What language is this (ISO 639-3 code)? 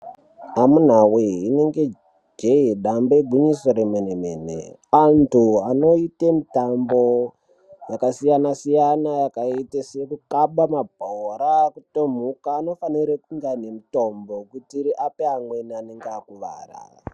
ndc